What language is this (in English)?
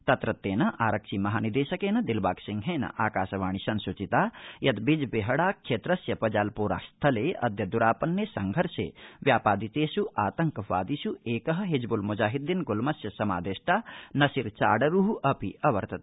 Sanskrit